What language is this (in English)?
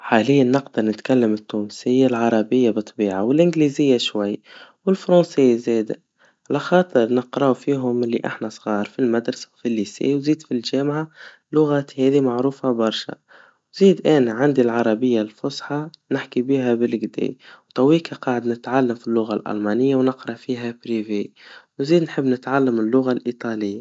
Tunisian Arabic